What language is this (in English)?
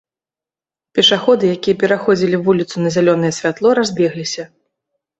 Belarusian